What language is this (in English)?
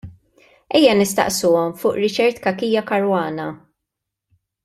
Maltese